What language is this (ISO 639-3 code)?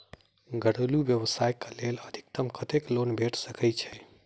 mai